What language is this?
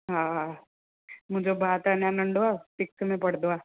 Sindhi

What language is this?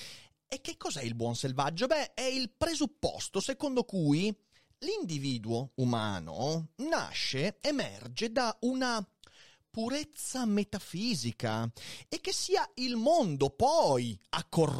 Italian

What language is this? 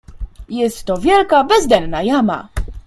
Polish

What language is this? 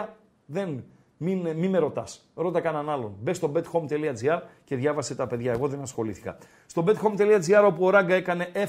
Greek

